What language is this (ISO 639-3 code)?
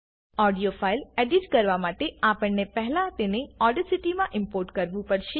guj